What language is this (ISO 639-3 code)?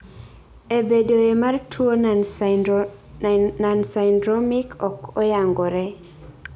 luo